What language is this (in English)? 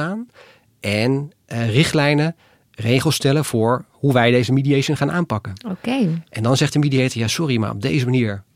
Dutch